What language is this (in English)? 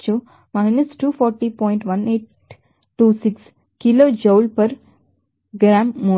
Telugu